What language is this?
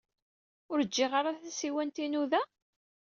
Kabyle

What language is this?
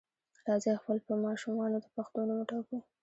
Pashto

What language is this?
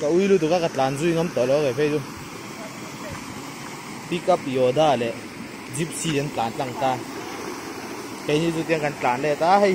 Thai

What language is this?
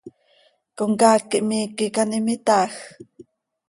Seri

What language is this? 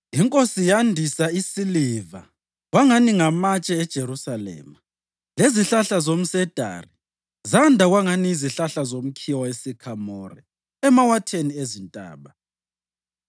North Ndebele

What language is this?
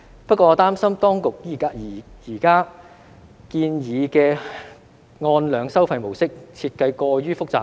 Cantonese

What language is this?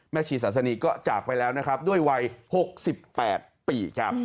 Thai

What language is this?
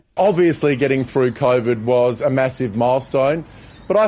Indonesian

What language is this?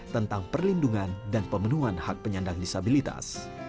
Indonesian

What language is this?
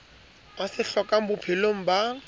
Southern Sotho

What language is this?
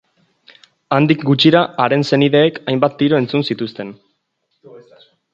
Basque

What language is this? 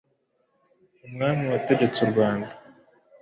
Kinyarwanda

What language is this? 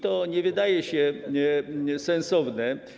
Polish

